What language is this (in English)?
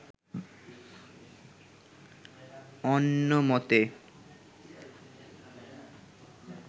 Bangla